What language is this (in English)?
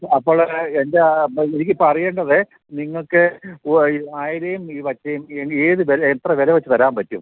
Malayalam